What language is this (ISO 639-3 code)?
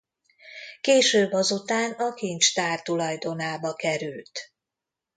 hun